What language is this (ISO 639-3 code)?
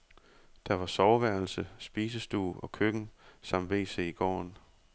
dan